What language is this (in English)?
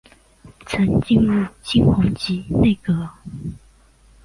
Chinese